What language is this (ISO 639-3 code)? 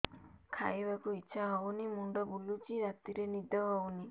ori